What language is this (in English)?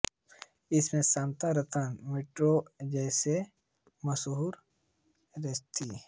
Hindi